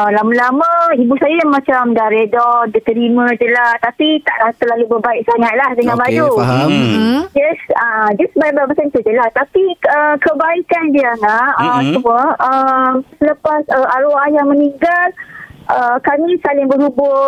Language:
Malay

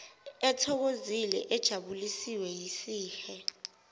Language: Zulu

